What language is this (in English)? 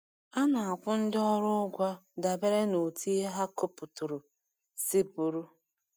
Igbo